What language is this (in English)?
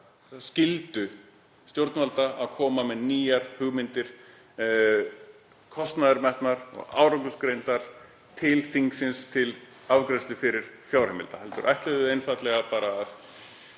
Icelandic